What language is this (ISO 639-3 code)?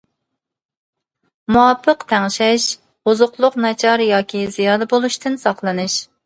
uig